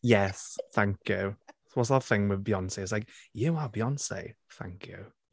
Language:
English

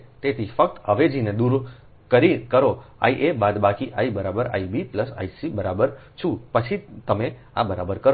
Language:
Gujarati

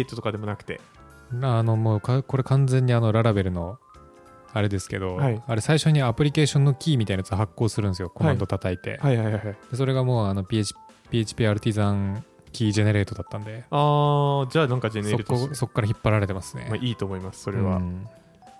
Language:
Japanese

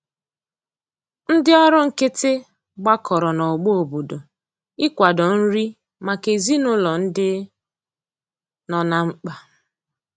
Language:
Igbo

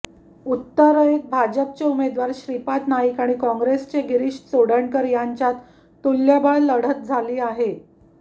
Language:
Marathi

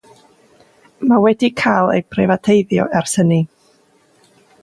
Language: Welsh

